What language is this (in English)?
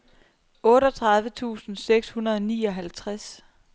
Danish